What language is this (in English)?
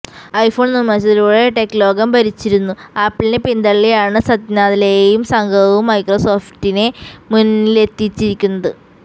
Malayalam